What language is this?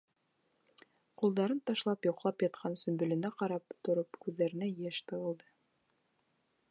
Bashkir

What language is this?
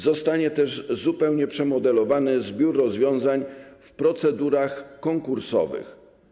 Polish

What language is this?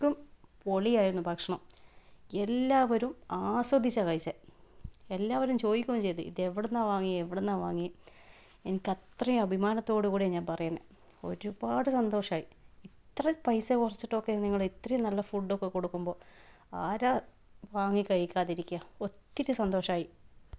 Malayalam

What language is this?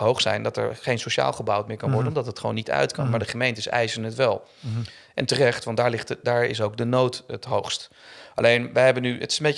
Dutch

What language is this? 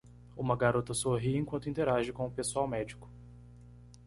Portuguese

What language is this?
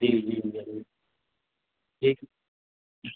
Urdu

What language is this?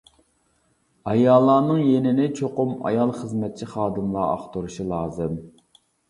Uyghur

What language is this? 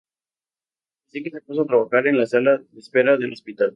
Spanish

